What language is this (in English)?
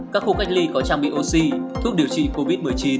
Vietnamese